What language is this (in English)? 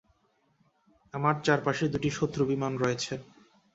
Bangla